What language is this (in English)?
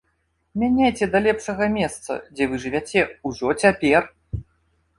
Belarusian